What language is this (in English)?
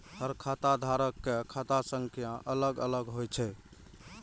Maithili